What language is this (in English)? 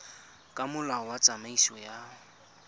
Tswana